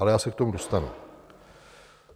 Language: Czech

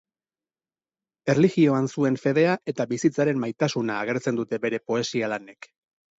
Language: Basque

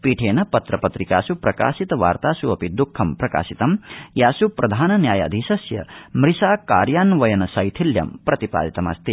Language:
Sanskrit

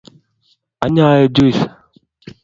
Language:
Kalenjin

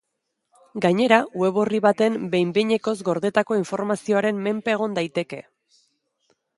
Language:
Basque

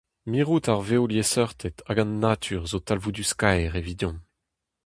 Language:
Breton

